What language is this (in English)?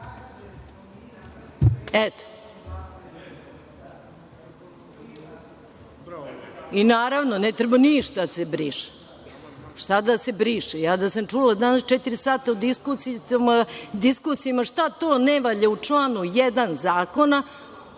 Serbian